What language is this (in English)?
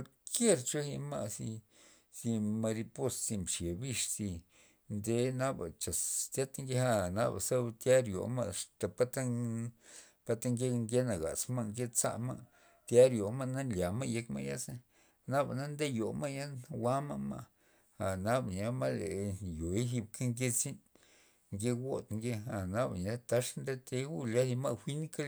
Loxicha Zapotec